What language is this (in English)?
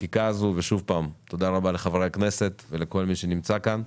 Hebrew